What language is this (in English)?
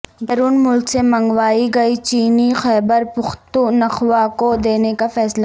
Urdu